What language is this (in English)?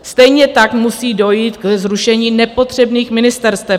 Czech